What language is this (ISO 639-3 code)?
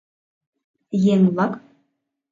chm